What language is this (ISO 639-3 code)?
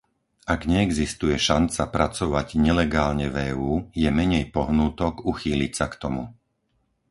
slk